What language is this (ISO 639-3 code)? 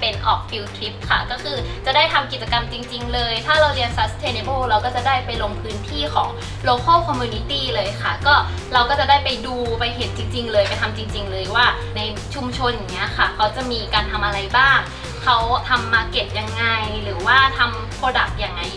tha